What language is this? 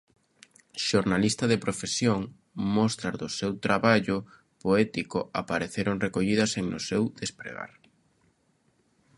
Galician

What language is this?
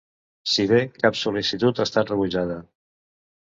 Catalan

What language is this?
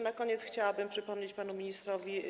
Polish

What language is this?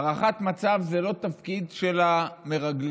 Hebrew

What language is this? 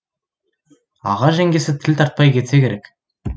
Kazakh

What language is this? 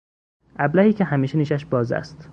Persian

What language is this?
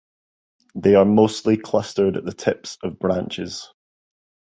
English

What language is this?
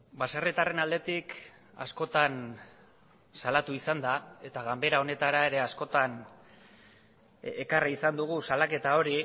Basque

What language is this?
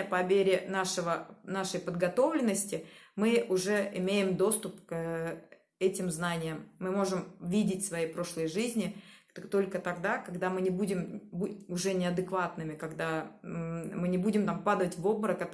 Russian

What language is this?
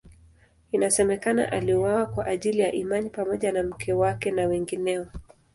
Swahili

